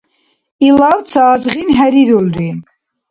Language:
Dargwa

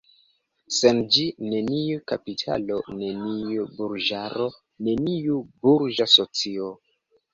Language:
Esperanto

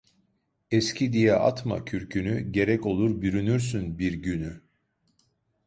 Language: Turkish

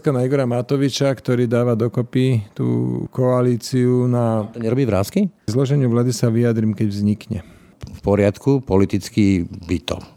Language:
Slovak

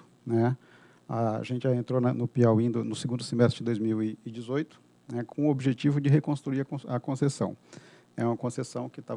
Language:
Portuguese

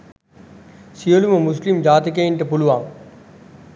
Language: Sinhala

